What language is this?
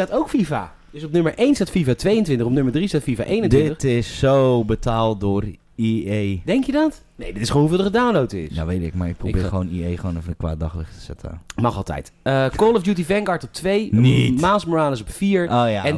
Dutch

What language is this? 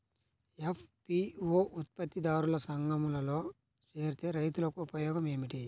Telugu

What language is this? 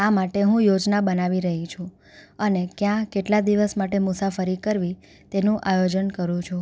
Gujarati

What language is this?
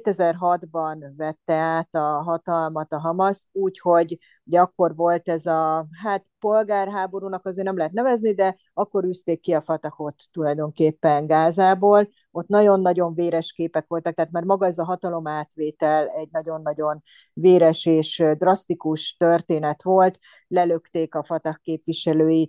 Hungarian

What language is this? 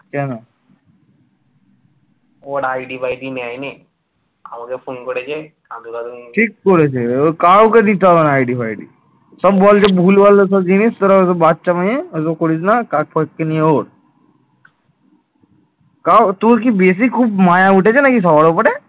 Bangla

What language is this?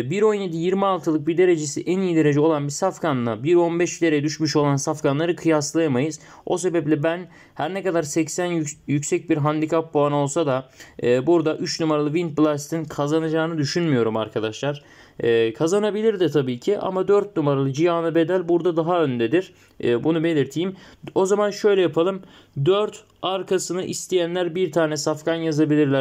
Turkish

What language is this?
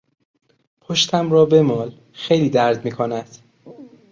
Persian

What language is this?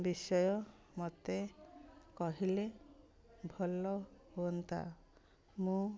Odia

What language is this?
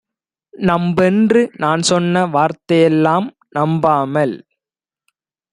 Tamil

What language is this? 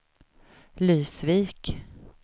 Swedish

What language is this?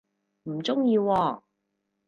Cantonese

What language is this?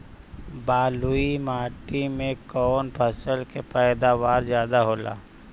Bhojpuri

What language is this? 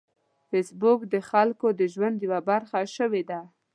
Pashto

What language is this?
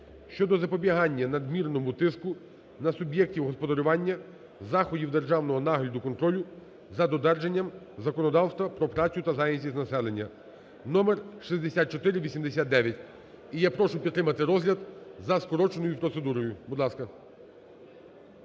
Ukrainian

